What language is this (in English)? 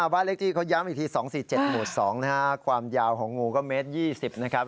Thai